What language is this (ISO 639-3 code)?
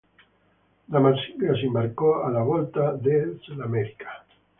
ita